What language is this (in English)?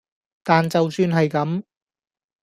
Cantonese